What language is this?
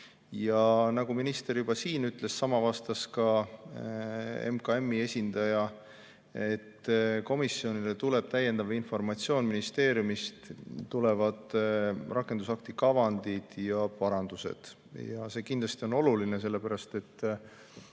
Estonian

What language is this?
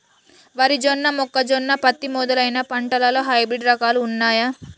Telugu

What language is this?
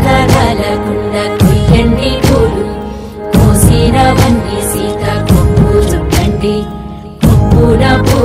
Turkish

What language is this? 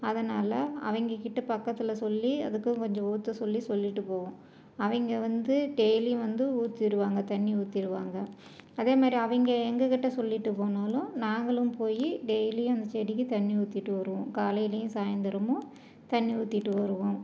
Tamil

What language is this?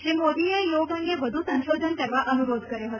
Gujarati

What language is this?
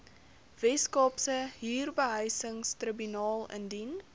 Afrikaans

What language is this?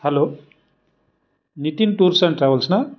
Marathi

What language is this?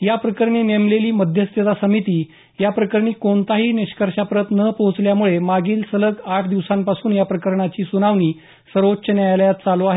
Marathi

